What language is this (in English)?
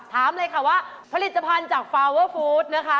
Thai